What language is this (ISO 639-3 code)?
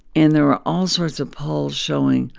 eng